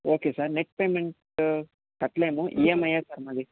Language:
Telugu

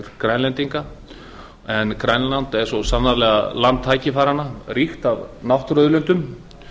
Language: Icelandic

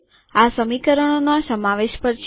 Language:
Gujarati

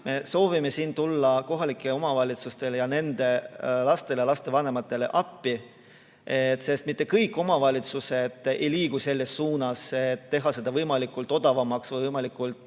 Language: Estonian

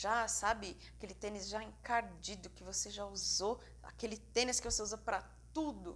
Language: Portuguese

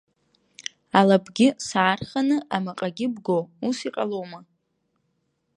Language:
Abkhazian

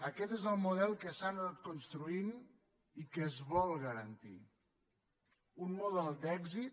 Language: Catalan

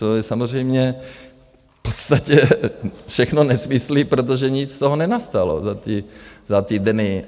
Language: Czech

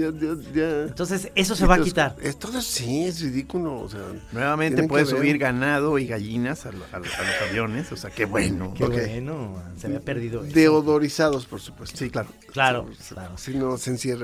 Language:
Spanish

